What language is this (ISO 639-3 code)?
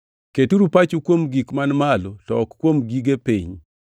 luo